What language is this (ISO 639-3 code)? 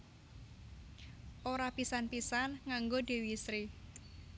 jav